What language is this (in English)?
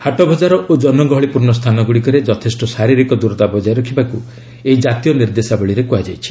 Odia